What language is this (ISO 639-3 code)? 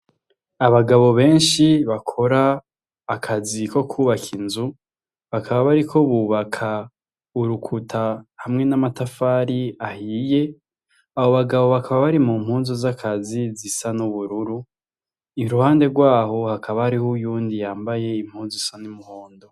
run